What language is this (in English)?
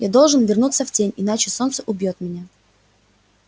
Russian